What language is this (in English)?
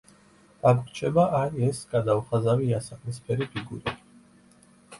Georgian